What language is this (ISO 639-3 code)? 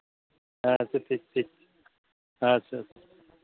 sat